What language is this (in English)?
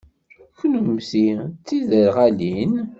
Kabyle